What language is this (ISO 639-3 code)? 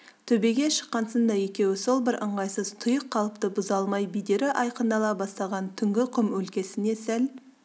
kaz